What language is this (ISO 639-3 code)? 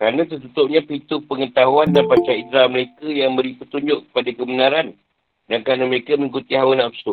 msa